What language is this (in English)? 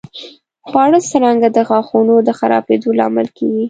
Pashto